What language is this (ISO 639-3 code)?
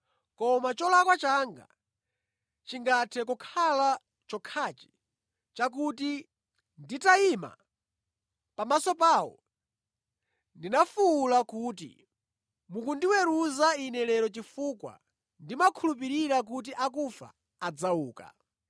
nya